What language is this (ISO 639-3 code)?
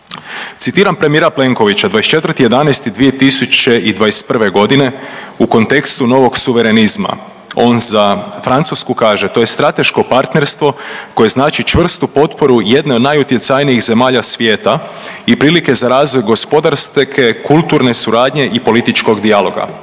hrv